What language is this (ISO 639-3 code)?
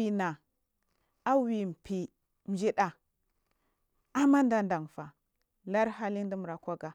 mfm